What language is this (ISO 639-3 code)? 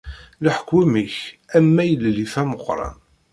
kab